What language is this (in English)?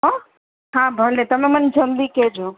Gujarati